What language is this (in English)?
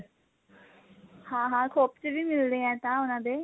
Punjabi